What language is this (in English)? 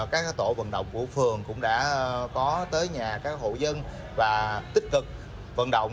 Vietnamese